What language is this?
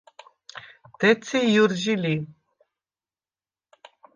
Svan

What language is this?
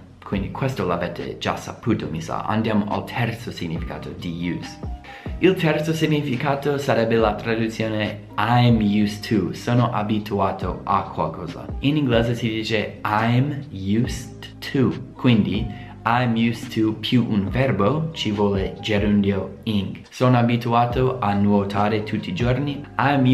Italian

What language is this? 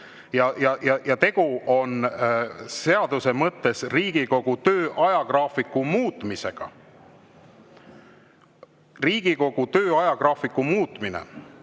Estonian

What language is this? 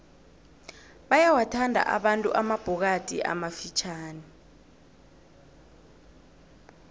South Ndebele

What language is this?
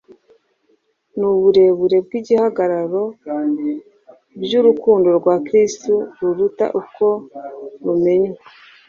Kinyarwanda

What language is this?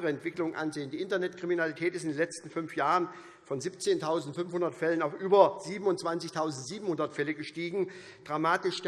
German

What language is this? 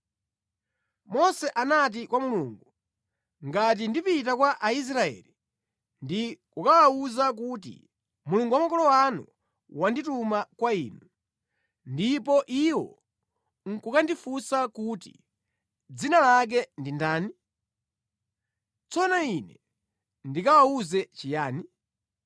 Nyanja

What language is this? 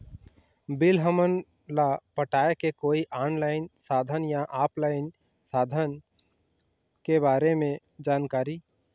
Chhattisgarhi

